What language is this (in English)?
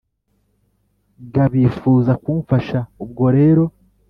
Kinyarwanda